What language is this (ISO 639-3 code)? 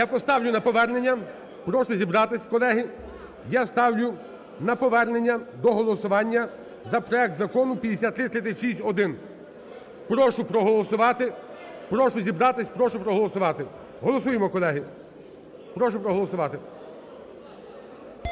ukr